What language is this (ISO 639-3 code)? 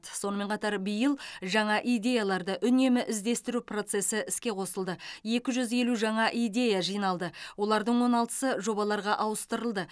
kaz